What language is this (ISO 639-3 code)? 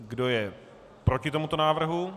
ces